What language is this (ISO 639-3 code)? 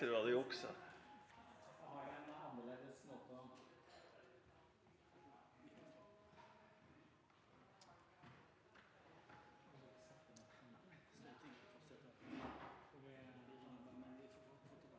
nor